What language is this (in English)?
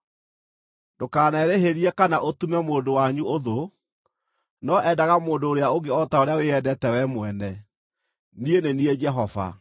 Kikuyu